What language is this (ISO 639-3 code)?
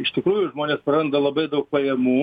lit